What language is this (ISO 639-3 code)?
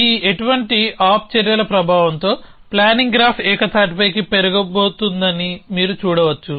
tel